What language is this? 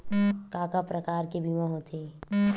Chhattisgarhi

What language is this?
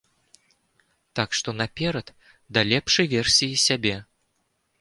Belarusian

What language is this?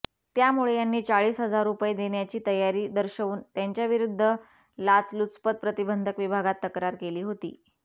Marathi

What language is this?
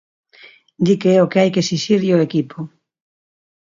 Galician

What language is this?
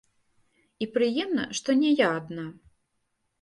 Belarusian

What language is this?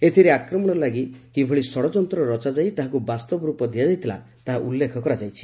Odia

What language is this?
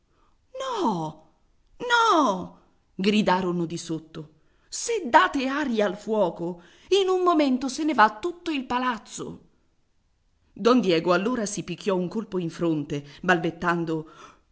Italian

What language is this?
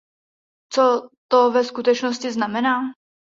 Czech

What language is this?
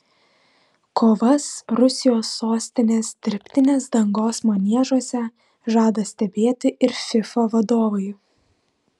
Lithuanian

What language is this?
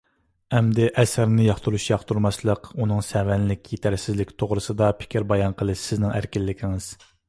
Uyghur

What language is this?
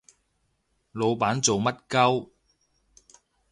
Cantonese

